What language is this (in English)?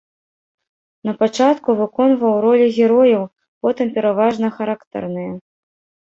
Belarusian